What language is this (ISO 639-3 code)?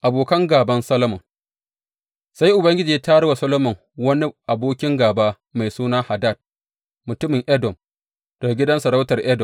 hau